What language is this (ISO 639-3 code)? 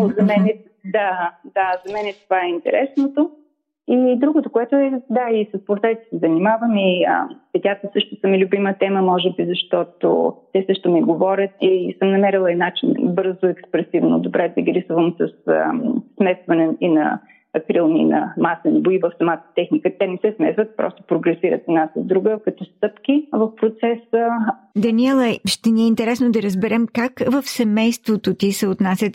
bul